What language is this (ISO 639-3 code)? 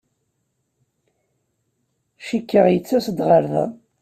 kab